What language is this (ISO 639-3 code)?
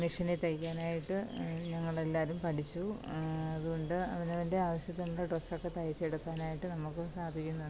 mal